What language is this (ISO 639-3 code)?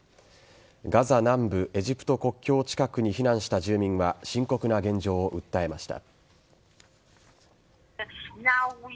jpn